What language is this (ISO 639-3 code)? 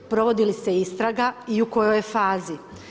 hrv